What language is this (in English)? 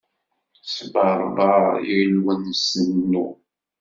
Kabyle